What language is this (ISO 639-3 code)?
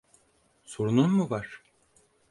tur